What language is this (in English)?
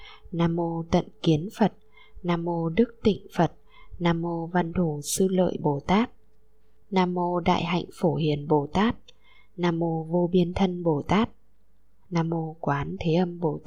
Vietnamese